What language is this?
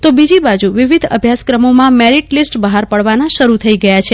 Gujarati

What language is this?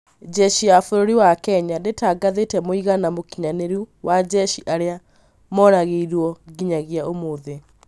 Kikuyu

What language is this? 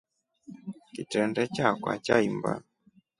Rombo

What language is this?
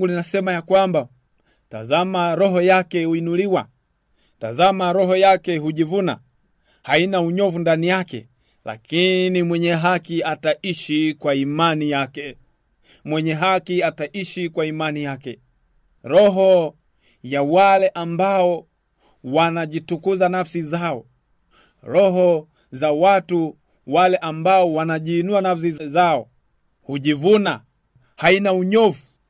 Swahili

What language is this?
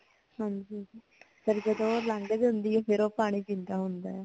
Punjabi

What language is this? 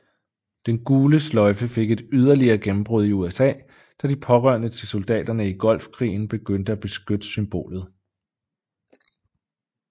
Danish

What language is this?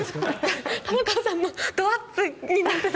Japanese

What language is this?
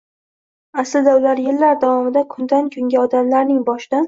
Uzbek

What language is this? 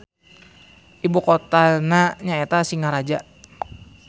Sundanese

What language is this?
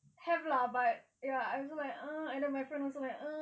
English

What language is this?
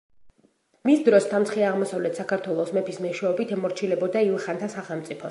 Georgian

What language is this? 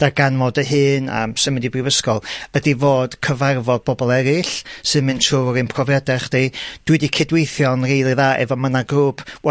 Welsh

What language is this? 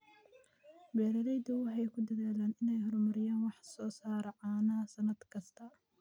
Somali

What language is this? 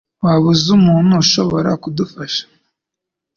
Kinyarwanda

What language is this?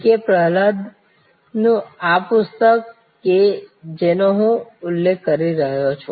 Gujarati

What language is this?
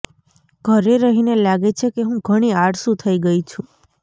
Gujarati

